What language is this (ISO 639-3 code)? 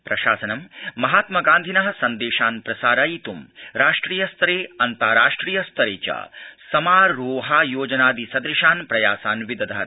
san